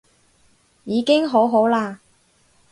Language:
Cantonese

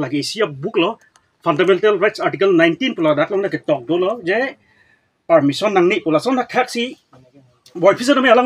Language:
Indonesian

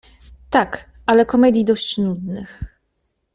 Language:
Polish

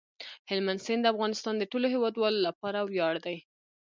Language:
Pashto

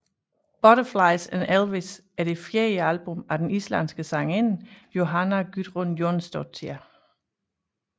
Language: Danish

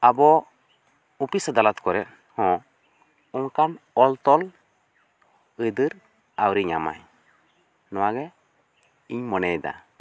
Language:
Santali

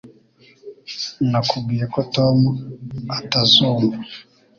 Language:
Kinyarwanda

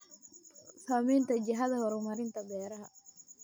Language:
Somali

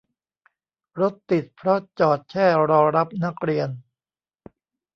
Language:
Thai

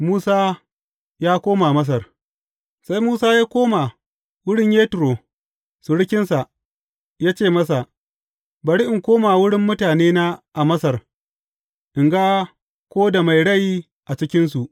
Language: Hausa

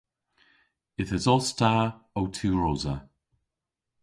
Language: Cornish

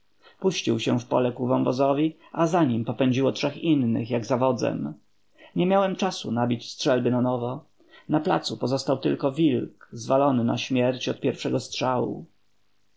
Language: Polish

